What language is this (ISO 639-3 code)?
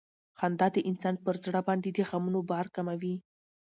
pus